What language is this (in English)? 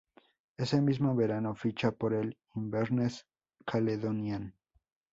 Spanish